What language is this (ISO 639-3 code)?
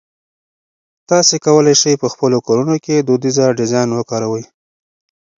pus